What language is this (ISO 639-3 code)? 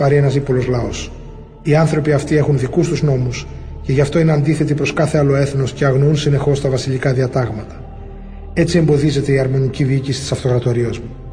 ell